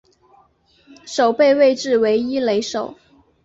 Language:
Chinese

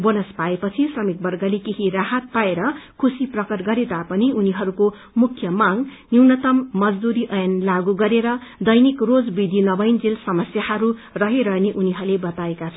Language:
Nepali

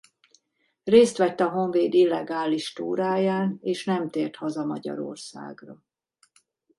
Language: Hungarian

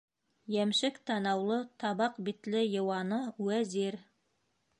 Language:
Bashkir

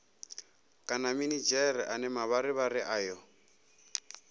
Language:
Venda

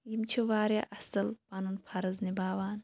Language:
Kashmiri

